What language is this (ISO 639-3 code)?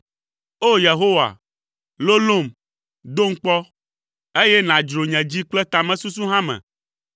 ewe